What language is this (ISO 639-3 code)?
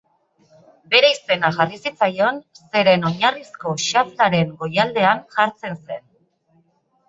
eus